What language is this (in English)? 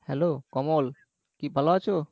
Bangla